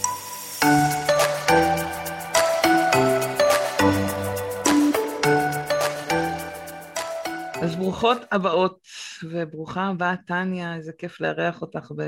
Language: Hebrew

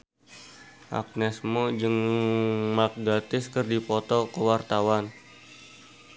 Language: Sundanese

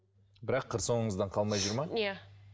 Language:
Kazakh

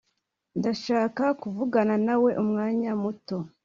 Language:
Kinyarwanda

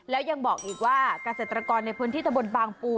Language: Thai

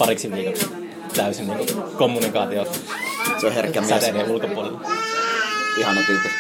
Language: Finnish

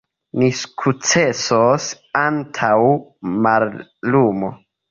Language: Esperanto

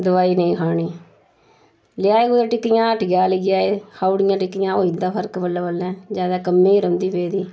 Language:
Dogri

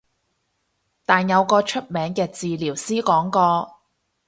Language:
Cantonese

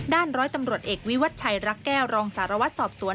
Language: Thai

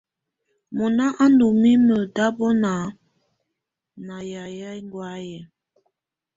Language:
Tunen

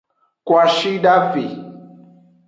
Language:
Aja (Benin)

